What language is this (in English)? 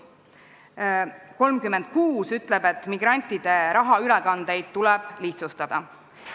Estonian